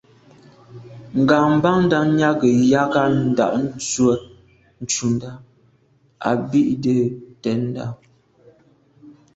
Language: Medumba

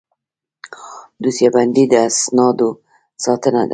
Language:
Pashto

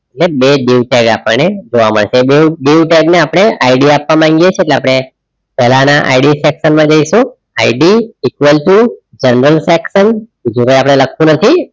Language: Gujarati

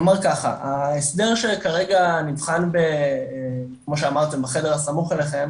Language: Hebrew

